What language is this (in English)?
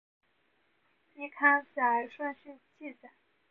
Chinese